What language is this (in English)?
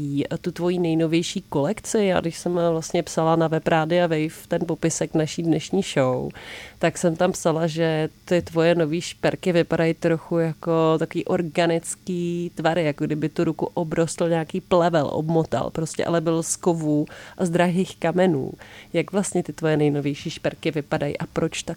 Czech